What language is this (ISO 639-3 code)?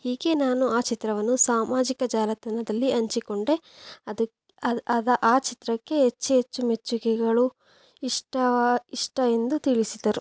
kan